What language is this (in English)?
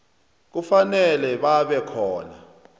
South Ndebele